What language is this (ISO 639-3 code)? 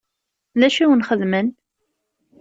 kab